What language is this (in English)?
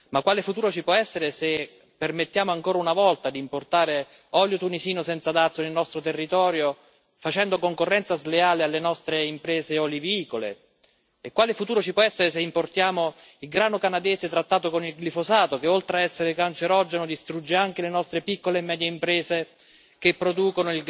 Italian